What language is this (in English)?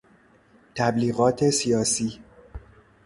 Persian